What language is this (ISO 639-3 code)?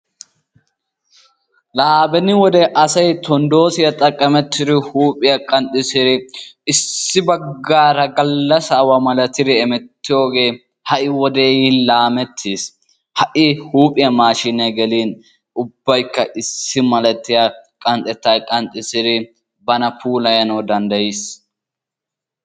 wal